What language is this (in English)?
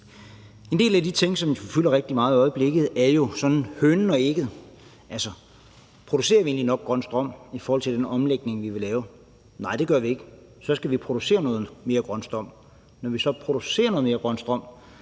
Danish